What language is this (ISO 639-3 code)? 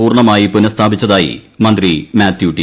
mal